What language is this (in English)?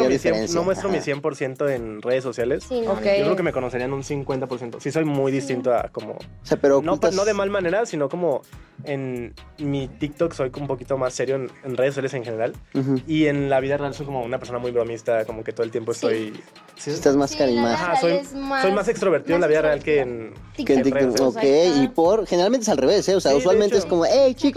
Spanish